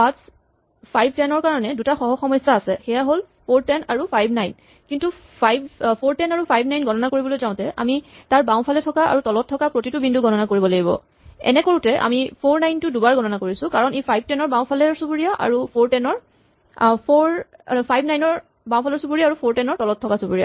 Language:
Assamese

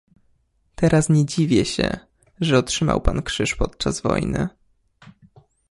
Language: Polish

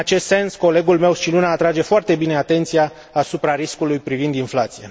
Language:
Romanian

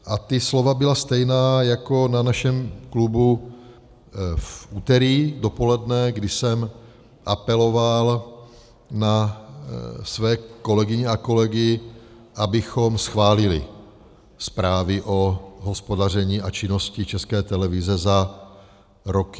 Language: Czech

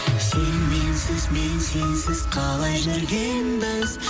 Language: Kazakh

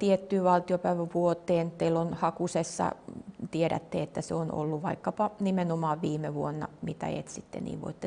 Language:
Finnish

